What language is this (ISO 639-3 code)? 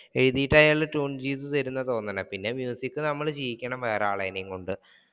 mal